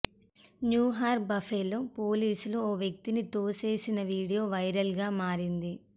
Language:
Telugu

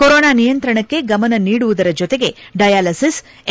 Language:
Kannada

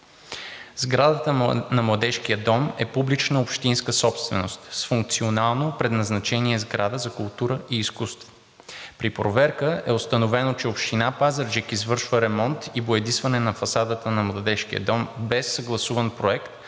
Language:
Bulgarian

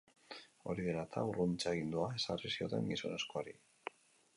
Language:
Basque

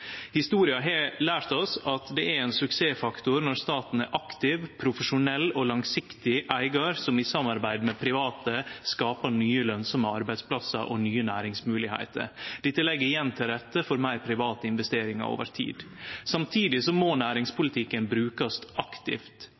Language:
Norwegian Nynorsk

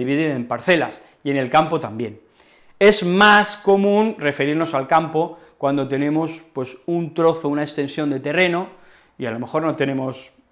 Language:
Spanish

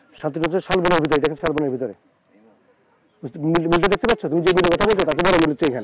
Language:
Bangla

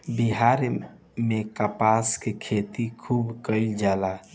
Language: Bhojpuri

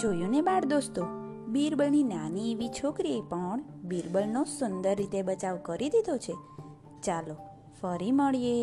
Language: Gujarati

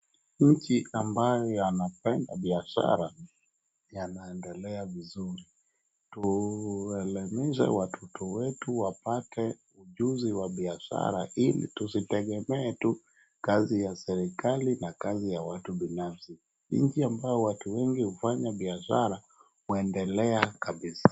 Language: Swahili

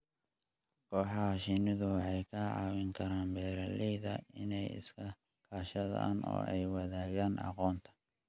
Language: Somali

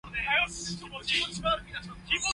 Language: Cantonese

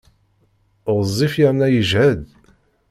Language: Kabyle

